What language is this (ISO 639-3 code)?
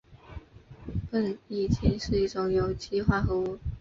zho